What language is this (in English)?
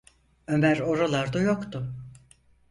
Turkish